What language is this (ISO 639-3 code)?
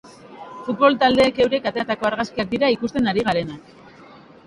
eus